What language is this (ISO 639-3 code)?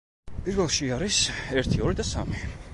kat